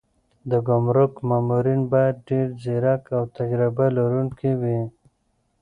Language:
Pashto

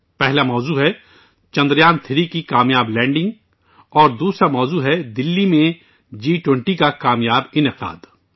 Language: Urdu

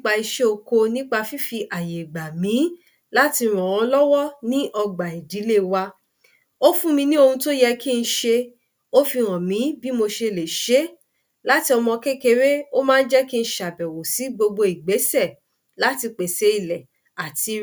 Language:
Yoruba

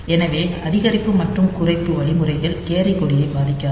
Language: Tamil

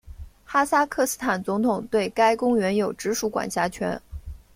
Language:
Chinese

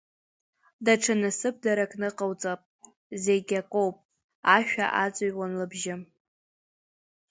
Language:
Abkhazian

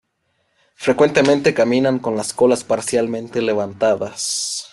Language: Spanish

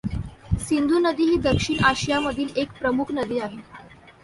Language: Marathi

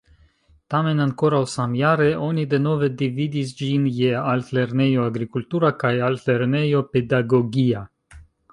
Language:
Esperanto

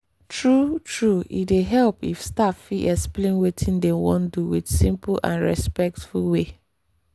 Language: Nigerian Pidgin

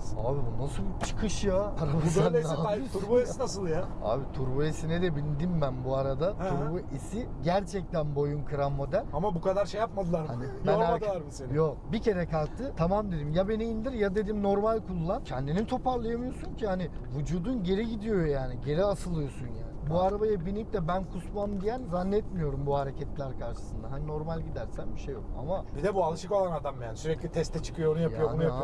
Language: Turkish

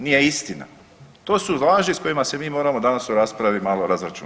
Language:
Croatian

